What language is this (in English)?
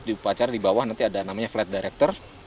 Indonesian